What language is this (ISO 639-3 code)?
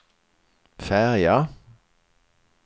swe